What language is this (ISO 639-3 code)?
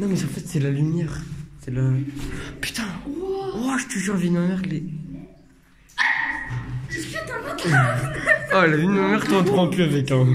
fra